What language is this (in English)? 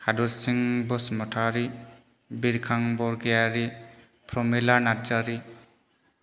Bodo